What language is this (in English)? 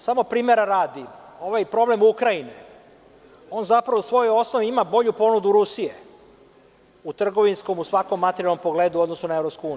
Serbian